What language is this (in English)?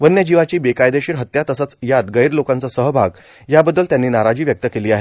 Marathi